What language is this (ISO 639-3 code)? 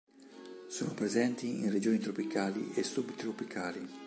ita